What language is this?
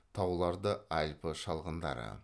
Kazakh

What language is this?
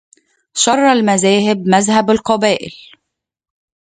Arabic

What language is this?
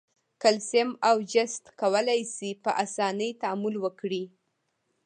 Pashto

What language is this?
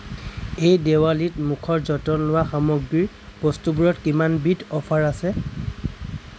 Assamese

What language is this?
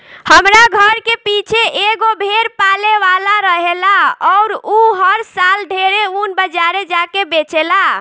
Bhojpuri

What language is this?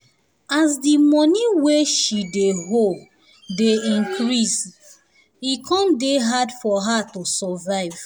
Nigerian Pidgin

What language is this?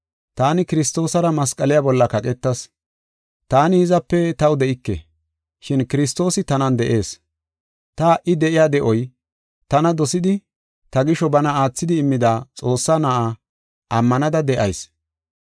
Gofa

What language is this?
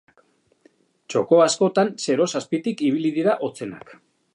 Basque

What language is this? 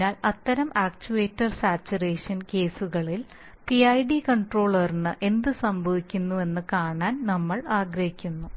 Malayalam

